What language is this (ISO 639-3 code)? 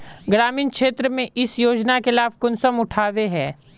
mag